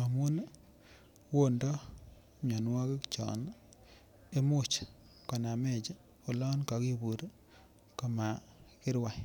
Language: Kalenjin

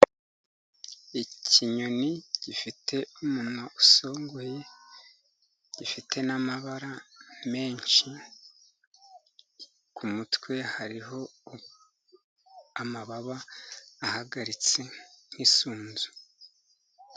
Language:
Kinyarwanda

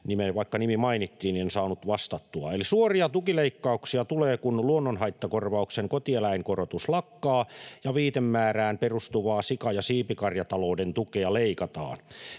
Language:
Finnish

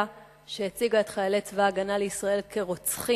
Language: Hebrew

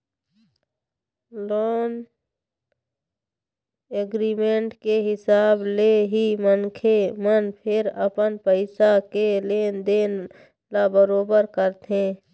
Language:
Chhattisgarhi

